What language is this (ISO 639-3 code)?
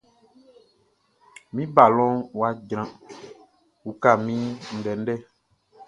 bci